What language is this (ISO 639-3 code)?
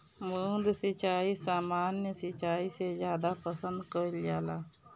bho